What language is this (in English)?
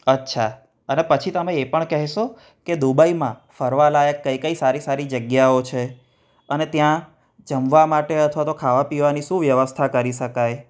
Gujarati